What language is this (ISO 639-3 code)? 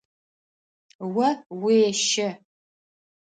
ady